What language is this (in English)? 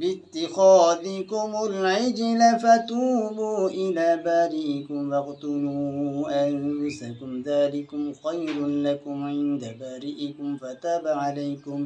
Arabic